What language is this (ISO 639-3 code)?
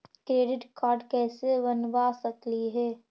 mag